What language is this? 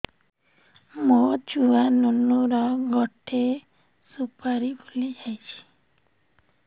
Odia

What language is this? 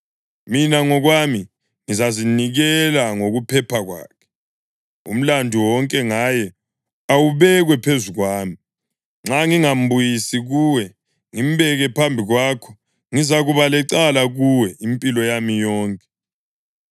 North Ndebele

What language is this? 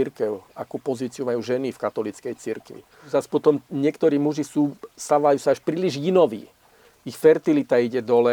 Slovak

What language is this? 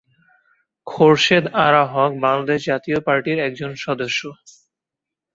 Bangla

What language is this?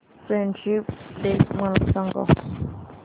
Marathi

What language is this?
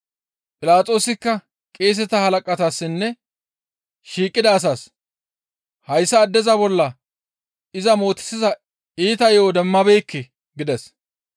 Gamo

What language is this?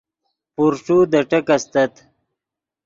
Yidgha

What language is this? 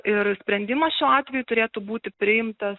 Lithuanian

